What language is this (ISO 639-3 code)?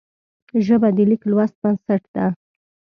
pus